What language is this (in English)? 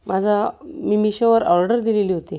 Marathi